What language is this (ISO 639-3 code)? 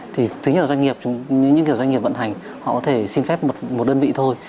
vie